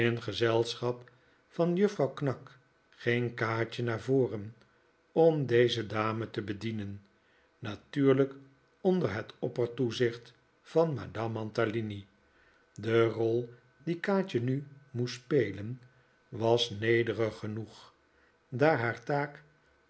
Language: Dutch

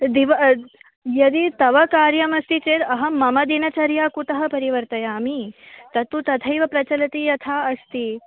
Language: Sanskrit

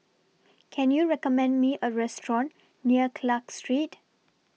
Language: English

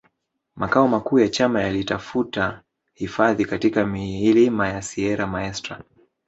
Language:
Swahili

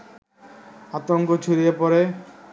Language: Bangla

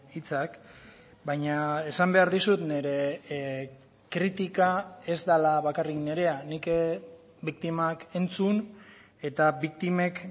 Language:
Basque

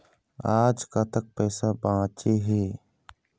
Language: Chhattisgarhi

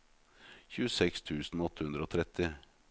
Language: Norwegian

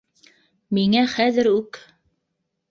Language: Bashkir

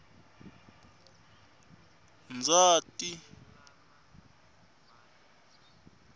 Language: Tsonga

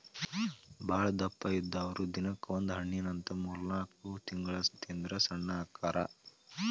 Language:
Kannada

